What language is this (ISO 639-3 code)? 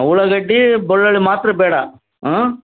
kan